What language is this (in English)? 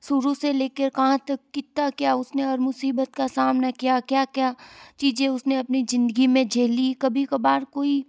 Hindi